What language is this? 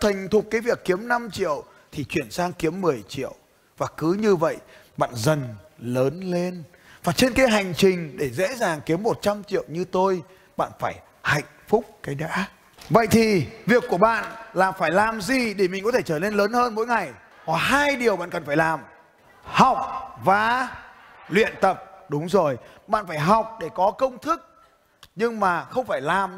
Vietnamese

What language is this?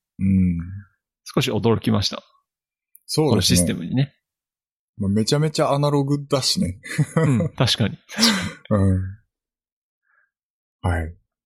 Japanese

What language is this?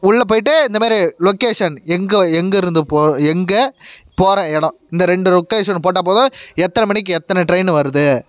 Tamil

